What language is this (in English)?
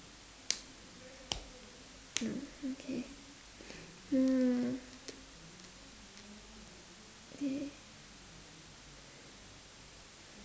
English